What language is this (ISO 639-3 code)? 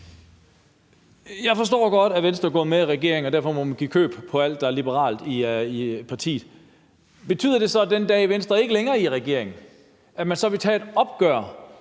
dan